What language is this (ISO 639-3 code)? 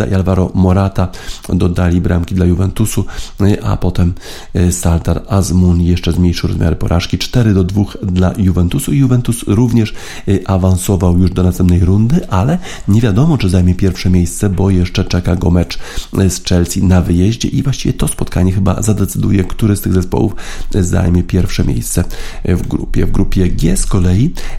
pol